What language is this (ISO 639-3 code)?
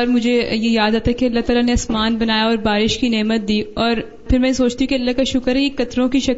urd